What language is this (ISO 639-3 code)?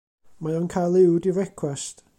cym